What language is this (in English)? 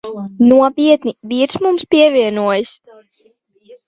Latvian